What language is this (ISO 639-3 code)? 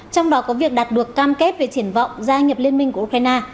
vie